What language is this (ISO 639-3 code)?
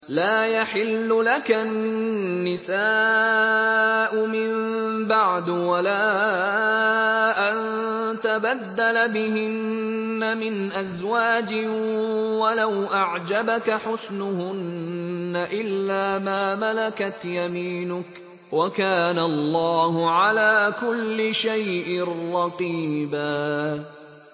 ara